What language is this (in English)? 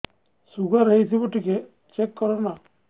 Odia